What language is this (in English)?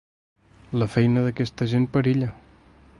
Catalan